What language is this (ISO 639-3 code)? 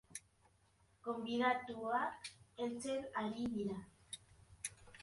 eus